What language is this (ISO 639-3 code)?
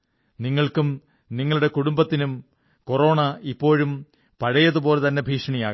mal